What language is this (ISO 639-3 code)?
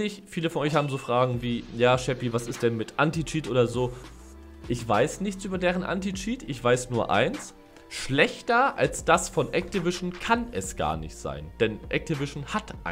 deu